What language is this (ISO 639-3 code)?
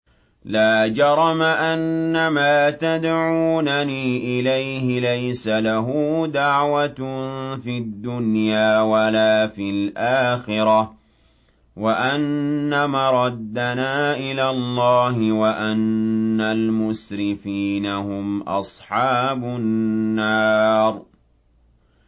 ara